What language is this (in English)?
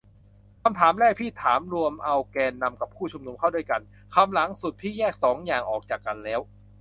Thai